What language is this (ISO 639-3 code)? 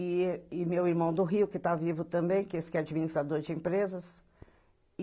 por